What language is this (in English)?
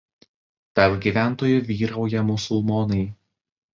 Lithuanian